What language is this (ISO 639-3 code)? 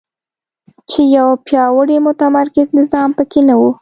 pus